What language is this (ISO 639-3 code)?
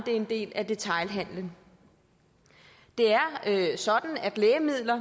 dan